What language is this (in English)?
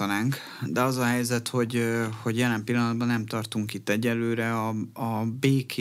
Hungarian